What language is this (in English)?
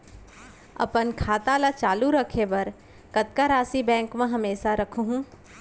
Chhattisgarhi